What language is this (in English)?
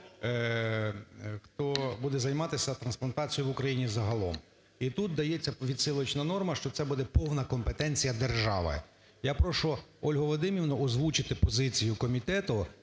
Ukrainian